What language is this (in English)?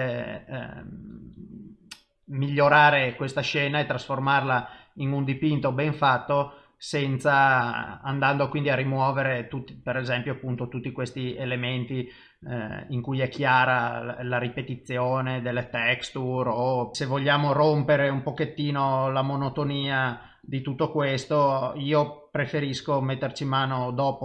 Italian